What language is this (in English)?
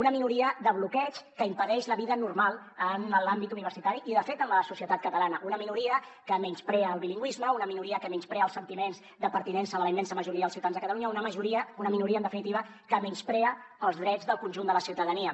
Catalan